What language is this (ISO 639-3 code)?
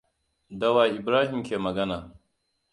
hau